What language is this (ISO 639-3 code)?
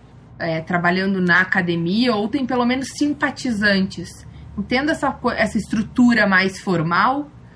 por